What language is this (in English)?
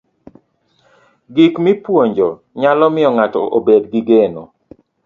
Luo (Kenya and Tanzania)